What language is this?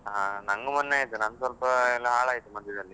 Kannada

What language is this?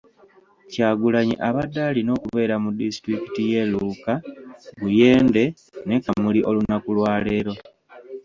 Ganda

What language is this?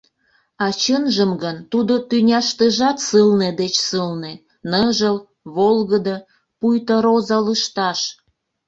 Mari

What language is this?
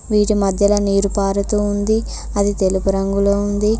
Telugu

